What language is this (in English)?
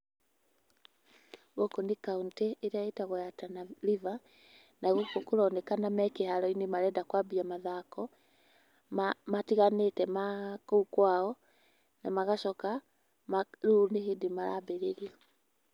Kikuyu